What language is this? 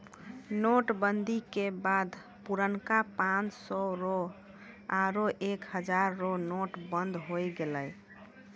Maithili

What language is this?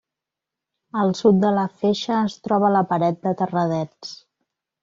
Catalan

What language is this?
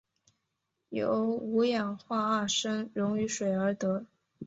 Chinese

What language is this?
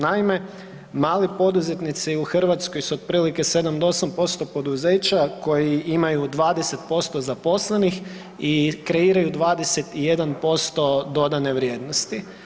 Croatian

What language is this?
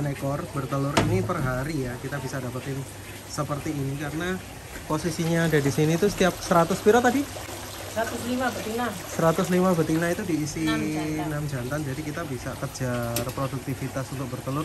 Indonesian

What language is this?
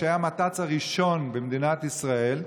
Hebrew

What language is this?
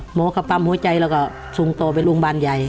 Thai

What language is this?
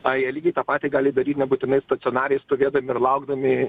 Lithuanian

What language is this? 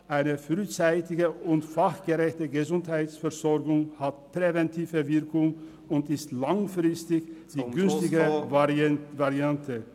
Swiss German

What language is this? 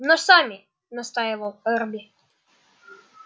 Russian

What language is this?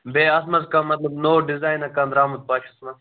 Kashmiri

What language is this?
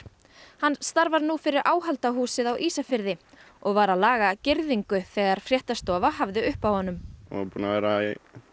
Icelandic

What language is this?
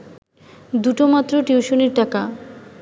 Bangla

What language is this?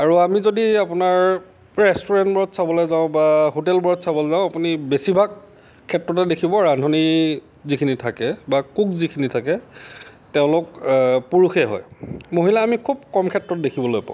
Assamese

